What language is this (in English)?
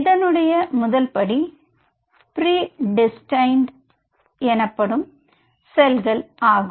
Tamil